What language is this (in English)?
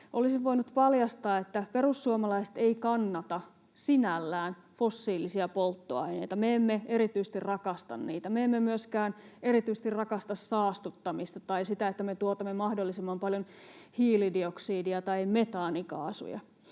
Finnish